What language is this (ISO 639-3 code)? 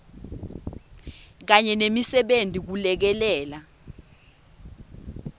ssw